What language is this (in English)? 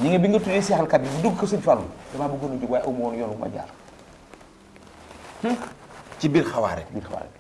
Indonesian